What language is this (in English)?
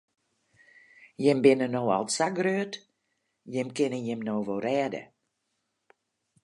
Western Frisian